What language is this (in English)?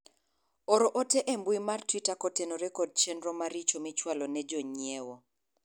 Luo (Kenya and Tanzania)